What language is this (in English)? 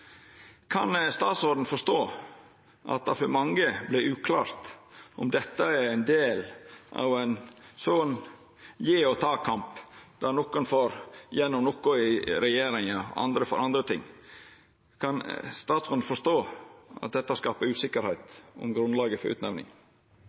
Norwegian Nynorsk